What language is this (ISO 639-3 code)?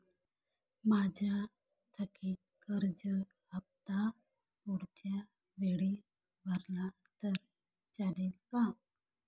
mar